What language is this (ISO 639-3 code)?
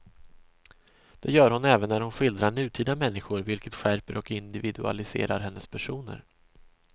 swe